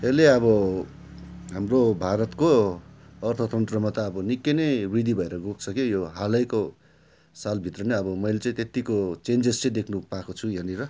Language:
Nepali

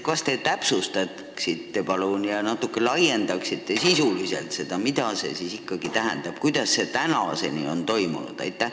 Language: Estonian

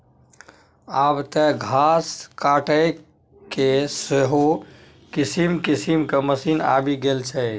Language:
Maithili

